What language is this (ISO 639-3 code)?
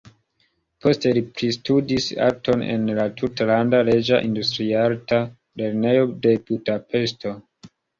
epo